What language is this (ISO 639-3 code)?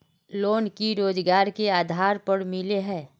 mag